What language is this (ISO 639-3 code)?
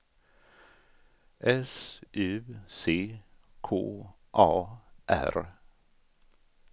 swe